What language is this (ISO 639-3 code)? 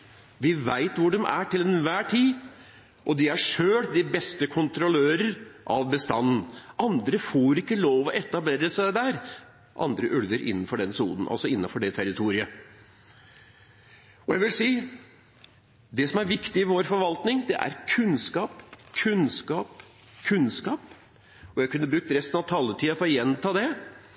nob